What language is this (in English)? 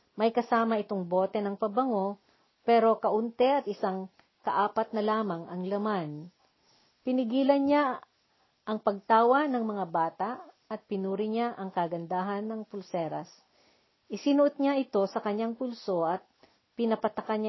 Filipino